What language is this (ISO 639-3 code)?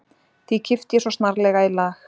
isl